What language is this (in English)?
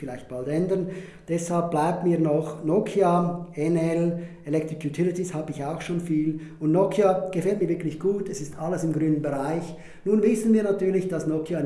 German